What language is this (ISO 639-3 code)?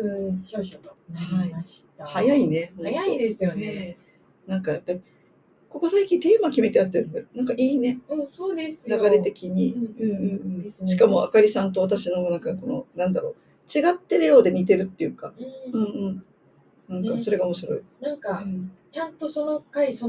jpn